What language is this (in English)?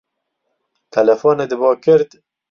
Central Kurdish